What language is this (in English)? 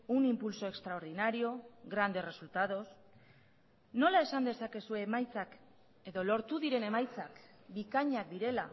Basque